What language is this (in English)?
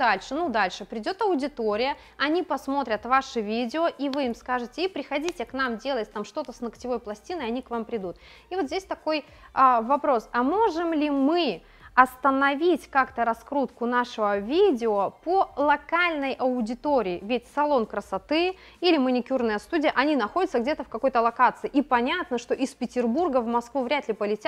Russian